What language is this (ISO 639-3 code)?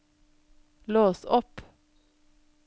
nor